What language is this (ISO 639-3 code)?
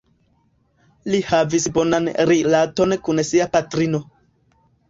epo